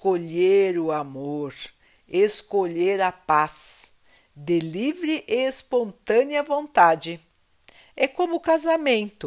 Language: Portuguese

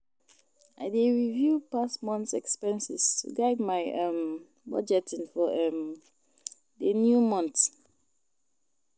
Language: Nigerian Pidgin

